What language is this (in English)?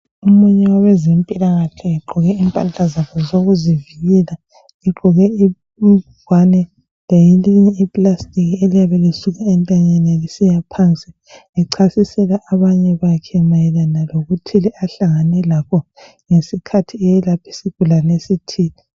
North Ndebele